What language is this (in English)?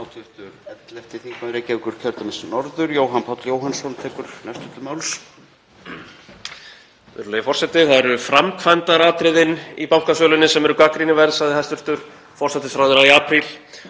Icelandic